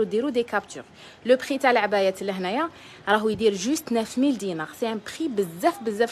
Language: Arabic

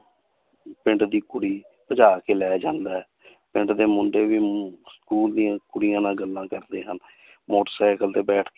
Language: Punjabi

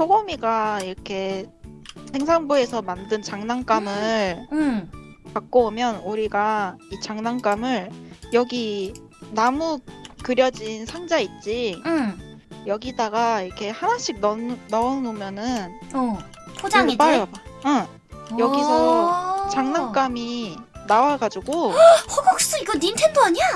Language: Korean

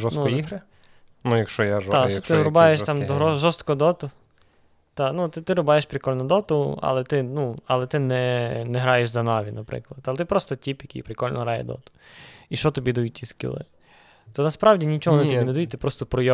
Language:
Ukrainian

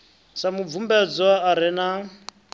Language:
Venda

